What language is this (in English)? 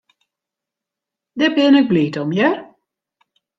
Western Frisian